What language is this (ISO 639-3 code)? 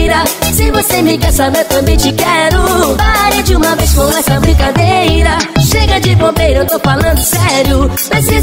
por